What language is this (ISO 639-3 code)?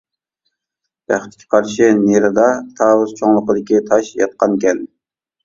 uig